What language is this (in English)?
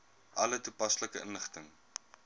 Afrikaans